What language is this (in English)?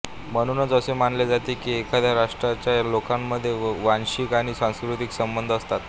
Marathi